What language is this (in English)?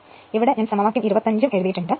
Malayalam